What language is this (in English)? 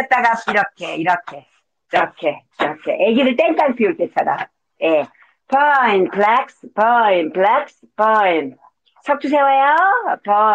Korean